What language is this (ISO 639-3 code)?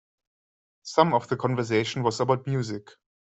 eng